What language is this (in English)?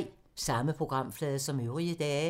Danish